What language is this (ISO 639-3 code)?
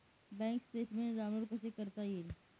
mar